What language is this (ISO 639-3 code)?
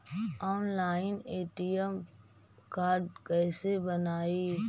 mag